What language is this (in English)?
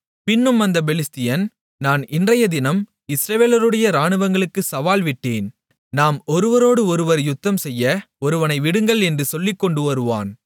Tamil